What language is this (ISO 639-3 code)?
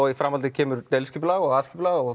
isl